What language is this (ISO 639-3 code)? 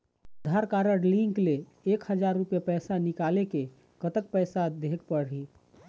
hne